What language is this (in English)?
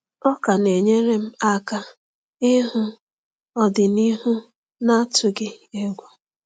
Igbo